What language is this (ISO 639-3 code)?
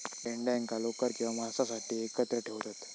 mar